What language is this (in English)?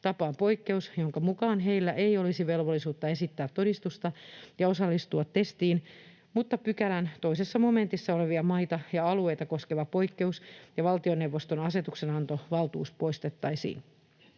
Finnish